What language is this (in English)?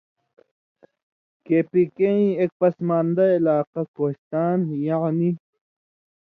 Indus Kohistani